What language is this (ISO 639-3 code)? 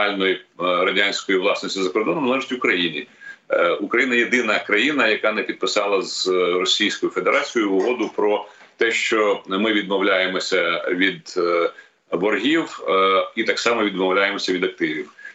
ukr